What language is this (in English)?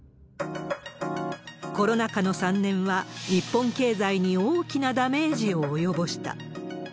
Japanese